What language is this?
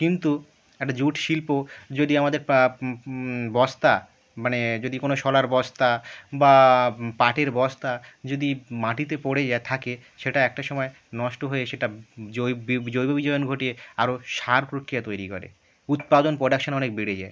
Bangla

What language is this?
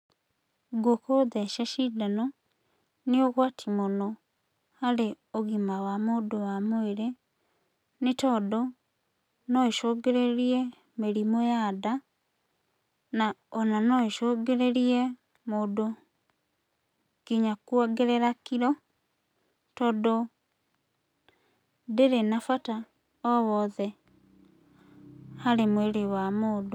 Kikuyu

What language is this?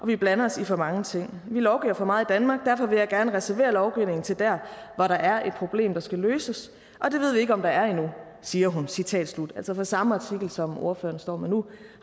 Danish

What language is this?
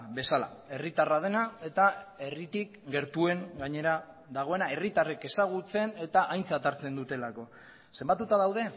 Basque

